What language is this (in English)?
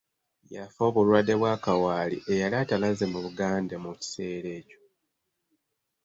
Ganda